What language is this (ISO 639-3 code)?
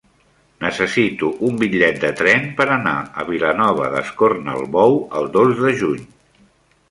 cat